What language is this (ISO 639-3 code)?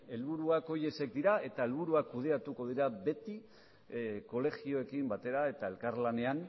eus